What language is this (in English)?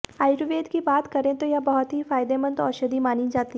Hindi